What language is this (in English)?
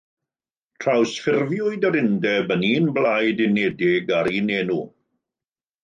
Welsh